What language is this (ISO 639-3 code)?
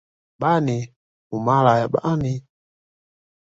swa